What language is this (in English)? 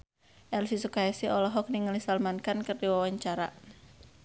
Sundanese